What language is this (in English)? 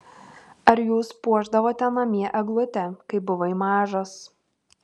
Lithuanian